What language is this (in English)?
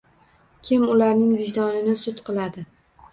Uzbek